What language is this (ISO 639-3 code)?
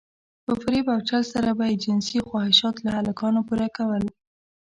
pus